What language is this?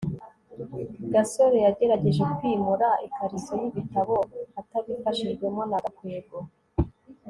Kinyarwanda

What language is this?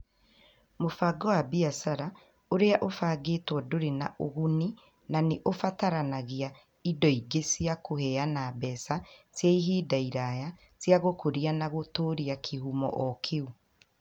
Kikuyu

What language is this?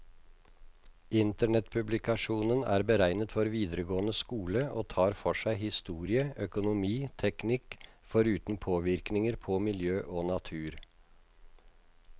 Norwegian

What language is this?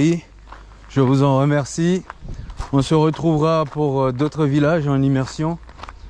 French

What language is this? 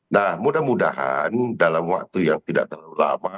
Indonesian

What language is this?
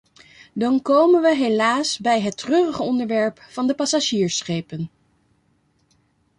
Dutch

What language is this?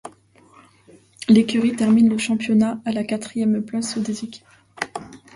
French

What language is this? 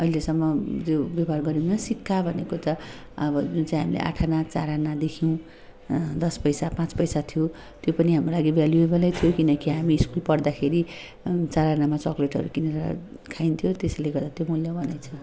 Nepali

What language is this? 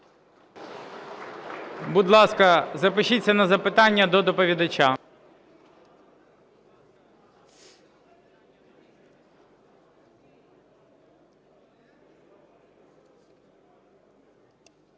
Ukrainian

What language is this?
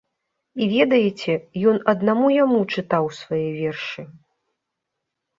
Belarusian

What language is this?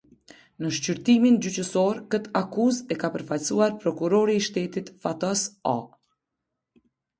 Albanian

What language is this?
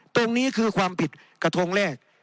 Thai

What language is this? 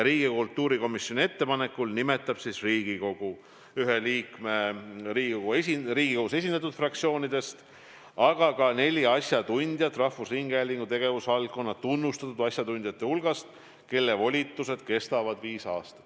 Estonian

